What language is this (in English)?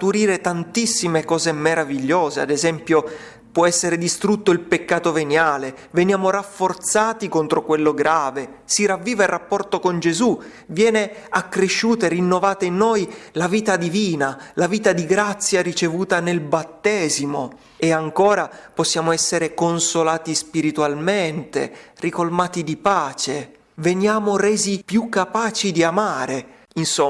Italian